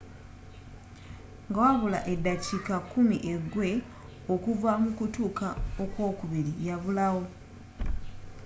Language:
Ganda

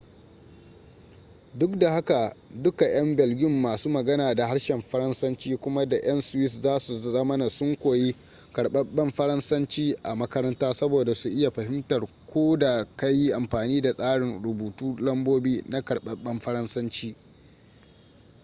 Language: Hausa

